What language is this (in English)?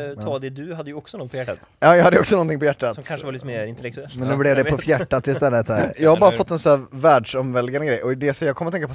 Swedish